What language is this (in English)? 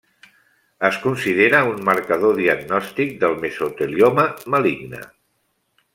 Catalan